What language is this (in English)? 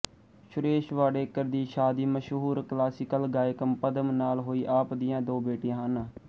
Punjabi